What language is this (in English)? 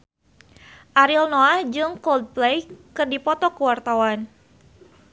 Sundanese